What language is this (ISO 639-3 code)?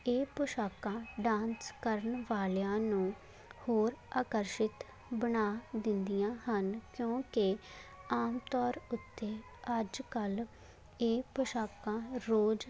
pan